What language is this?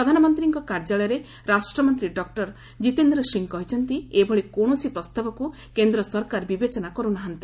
Odia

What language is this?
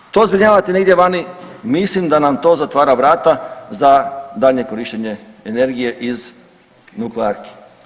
Croatian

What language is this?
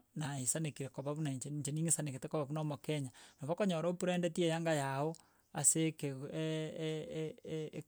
Gusii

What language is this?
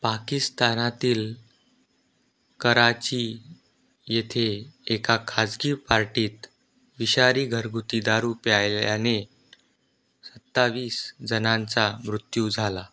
Marathi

